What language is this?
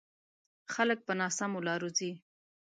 Pashto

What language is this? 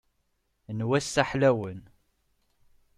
Kabyle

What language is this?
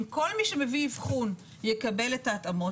Hebrew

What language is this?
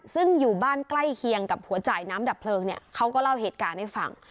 Thai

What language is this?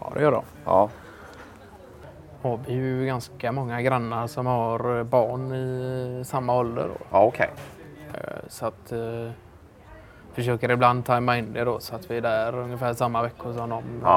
Swedish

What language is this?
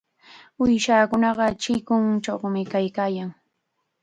Chiquián Ancash Quechua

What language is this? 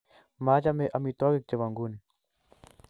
Kalenjin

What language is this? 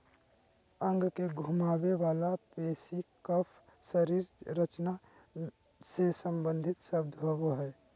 Magahi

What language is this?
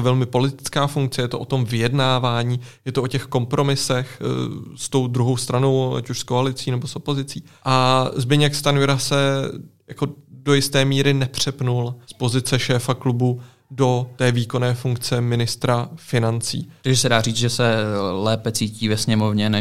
Czech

